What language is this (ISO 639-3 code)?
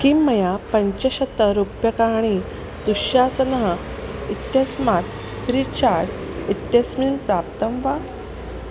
san